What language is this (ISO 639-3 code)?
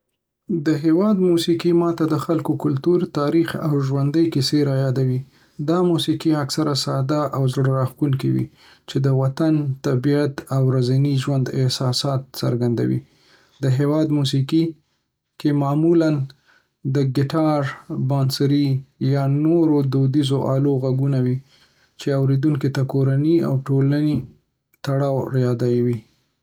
pus